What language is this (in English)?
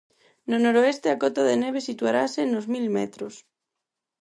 Galician